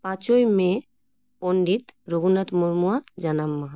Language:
Santali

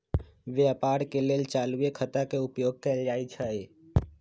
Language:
Magahi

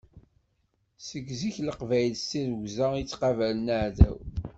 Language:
Kabyle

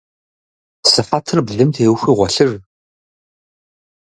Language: Kabardian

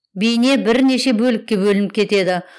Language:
Kazakh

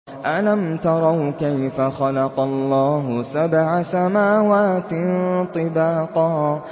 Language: Arabic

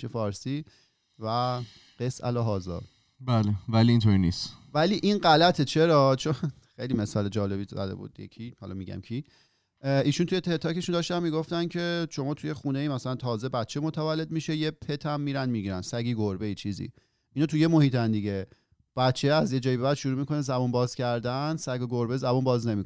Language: Persian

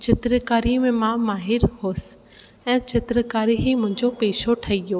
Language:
Sindhi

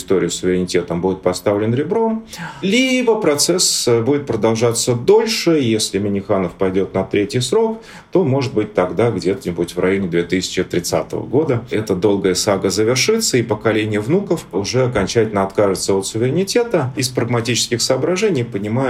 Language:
Russian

